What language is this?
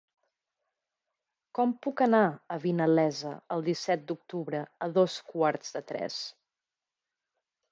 Catalan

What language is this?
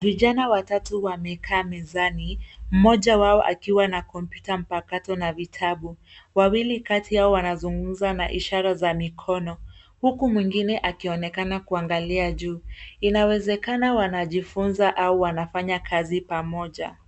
Swahili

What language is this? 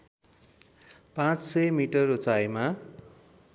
Nepali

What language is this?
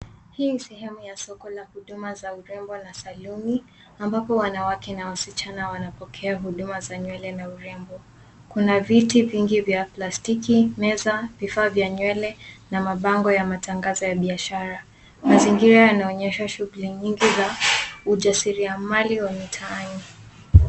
Swahili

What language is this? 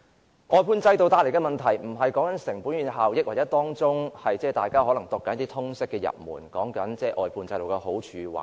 Cantonese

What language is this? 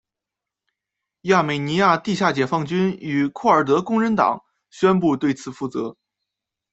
Chinese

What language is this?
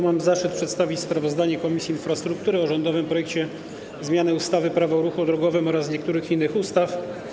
Polish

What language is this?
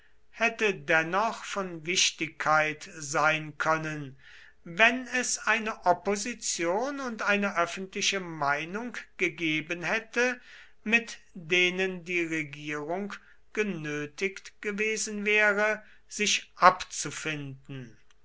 German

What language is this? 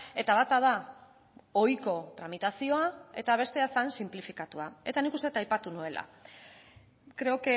Basque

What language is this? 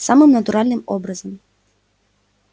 Russian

